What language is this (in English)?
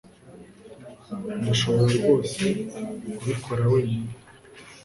Kinyarwanda